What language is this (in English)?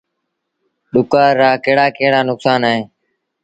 Sindhi Bhil